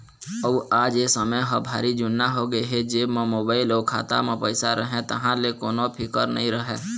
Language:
Chhattisgarhi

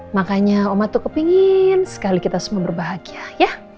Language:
Indonesian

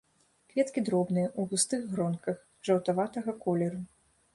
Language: Belarusian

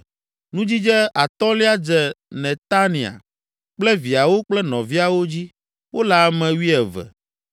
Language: Ewe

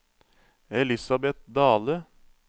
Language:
Norwegian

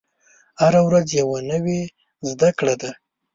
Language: Pashto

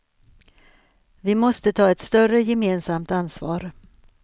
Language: Swedish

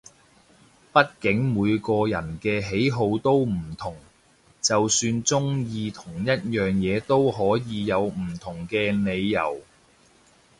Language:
Cantonese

